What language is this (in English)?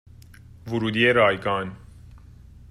Persian